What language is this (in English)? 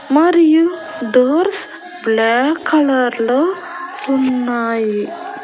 Telugu